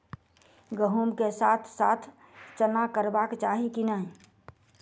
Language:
Maithili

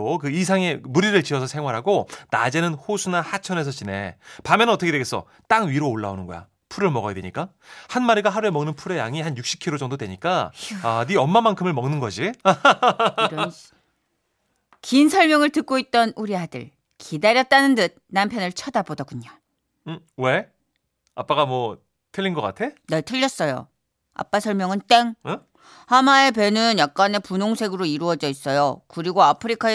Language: Korean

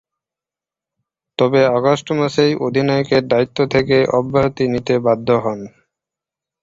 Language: Bangla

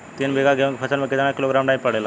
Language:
Bhojpuri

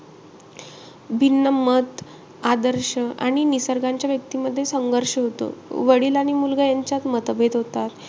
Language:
Marathi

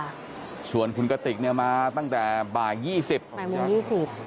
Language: Thai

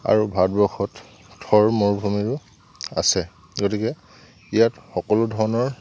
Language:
Assamese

